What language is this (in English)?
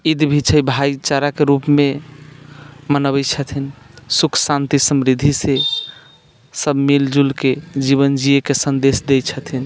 Maithili